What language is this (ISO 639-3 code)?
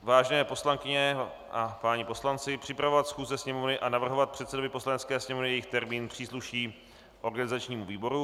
ces